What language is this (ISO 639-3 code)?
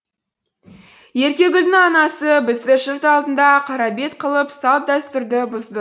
kaz